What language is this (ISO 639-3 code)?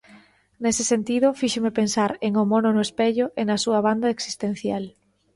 glg